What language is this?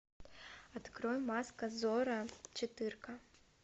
Russian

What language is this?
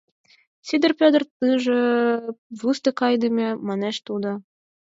Mari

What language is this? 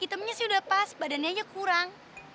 Indonesian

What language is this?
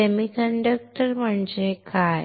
Marathi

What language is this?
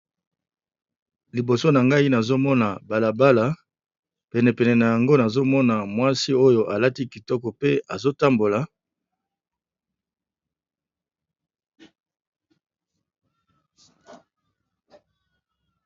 Lingala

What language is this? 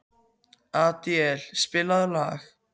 Icelandic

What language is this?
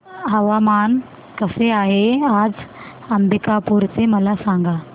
Marathi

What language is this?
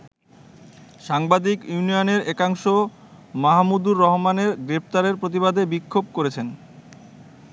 Bangla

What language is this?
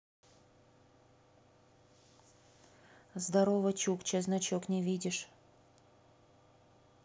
Russian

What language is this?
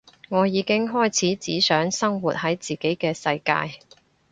Cantonese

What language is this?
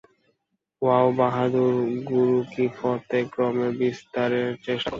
Bangla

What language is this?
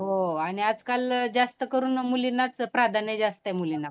Marathi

